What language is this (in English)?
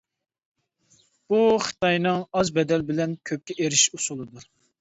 Uyghur